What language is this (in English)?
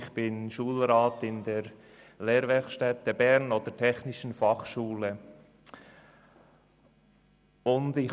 Swiss German